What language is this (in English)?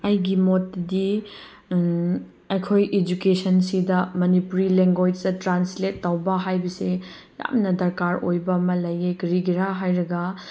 Manipuri